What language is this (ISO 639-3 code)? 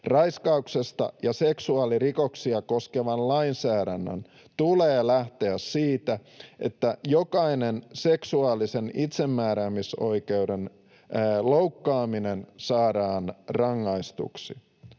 fin